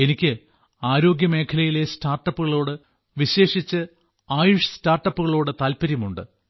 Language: Malayalam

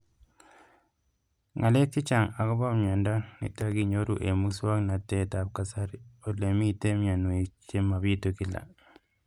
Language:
Kalenjin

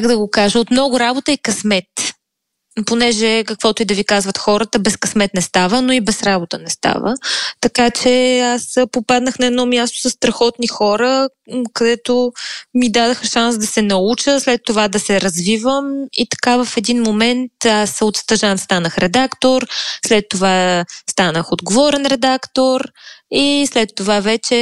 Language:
Bulgarian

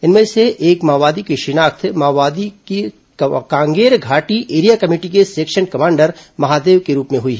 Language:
Hindi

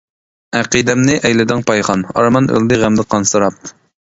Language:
Uyghur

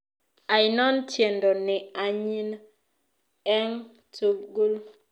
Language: Kalenjin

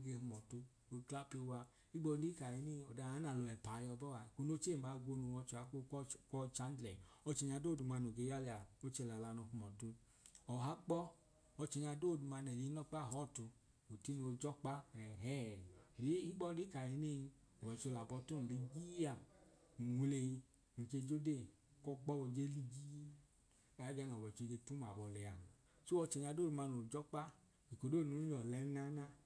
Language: Idoma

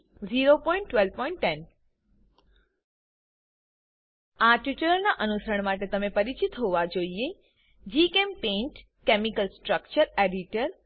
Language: Gujarati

